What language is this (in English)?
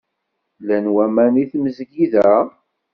Kabyle